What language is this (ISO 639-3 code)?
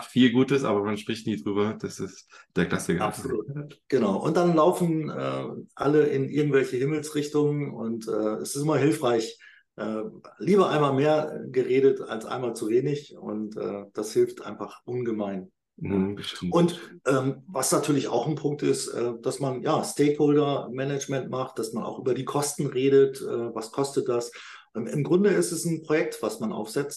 deu